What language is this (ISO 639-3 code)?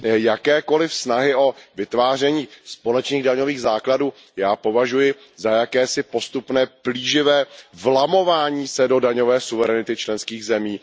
ces